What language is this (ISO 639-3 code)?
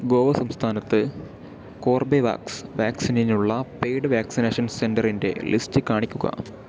mal